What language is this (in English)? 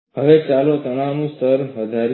Gujarati